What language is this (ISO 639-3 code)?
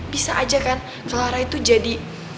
ind